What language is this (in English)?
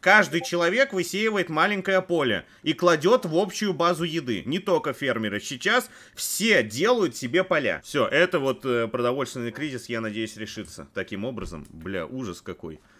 Russian